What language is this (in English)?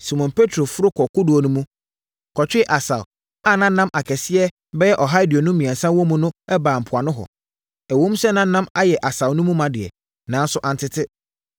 Akan